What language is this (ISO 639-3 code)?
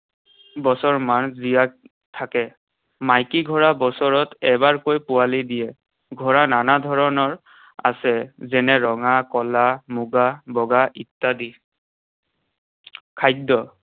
asm